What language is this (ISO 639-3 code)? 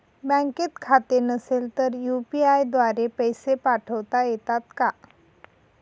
mar